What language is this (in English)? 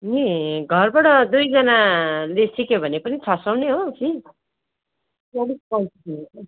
Nepali